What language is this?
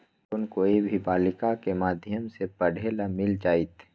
Magahi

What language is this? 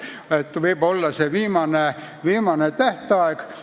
Estonian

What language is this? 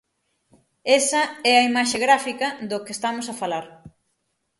Galician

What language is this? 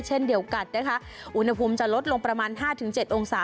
Thai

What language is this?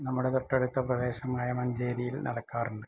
Malayalam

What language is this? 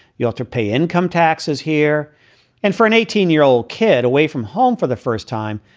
English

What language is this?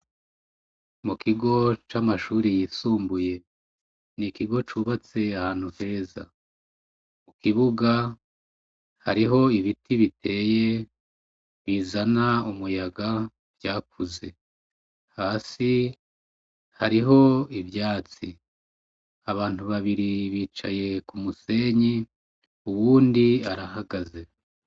Rundi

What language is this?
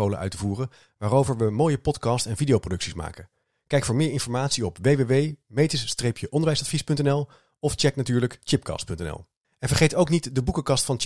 Dutch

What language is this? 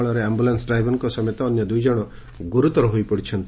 Odia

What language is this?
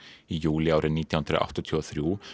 Icelandic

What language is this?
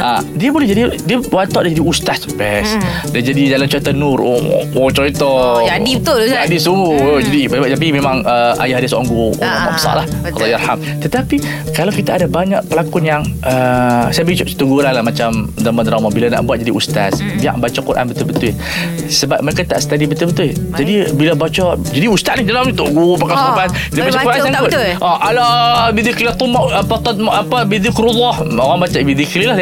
Malay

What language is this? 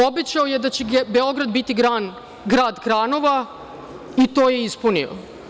Serbian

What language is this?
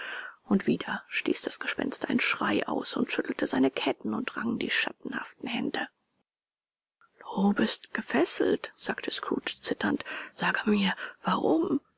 German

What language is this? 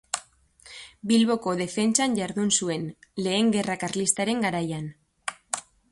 Basque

